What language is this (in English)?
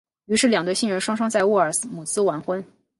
Chinese